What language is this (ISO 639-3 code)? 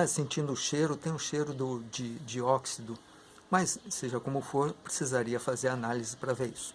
por